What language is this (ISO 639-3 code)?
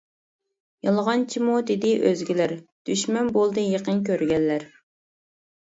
uig